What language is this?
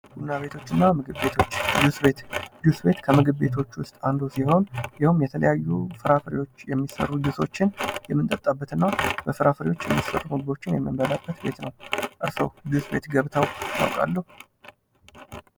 Amharic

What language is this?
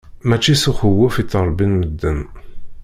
Kabyle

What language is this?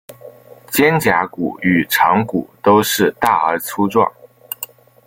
Chinese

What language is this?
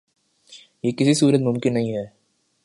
Urdu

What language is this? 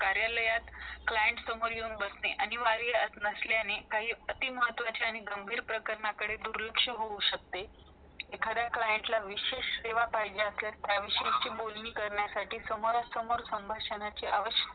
Marathi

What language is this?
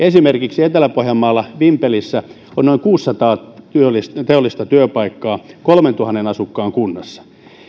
Finnish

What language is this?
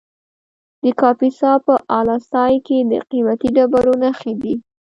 Pashto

